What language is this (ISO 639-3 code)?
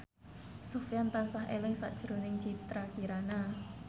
jav